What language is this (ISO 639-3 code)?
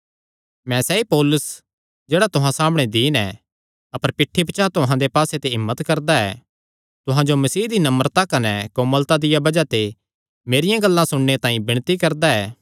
xnr